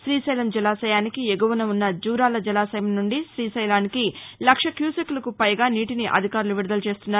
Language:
Telugu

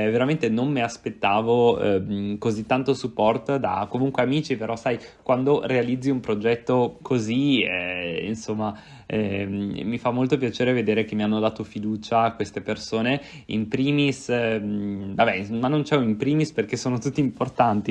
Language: Italian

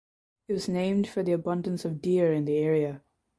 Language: English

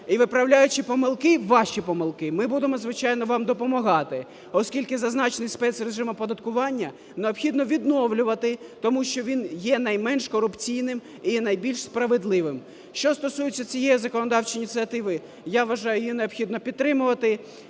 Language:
Ukrainian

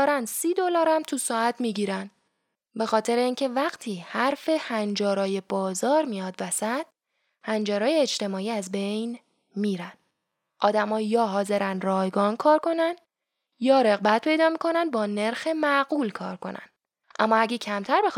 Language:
Persian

